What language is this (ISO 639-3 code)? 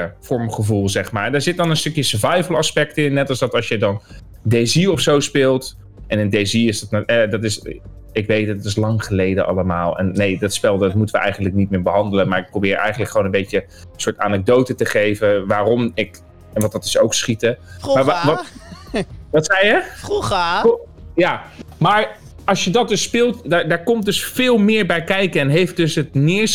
nld